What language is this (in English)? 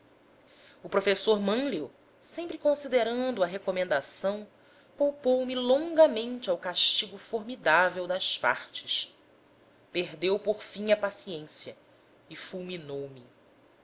Portuguese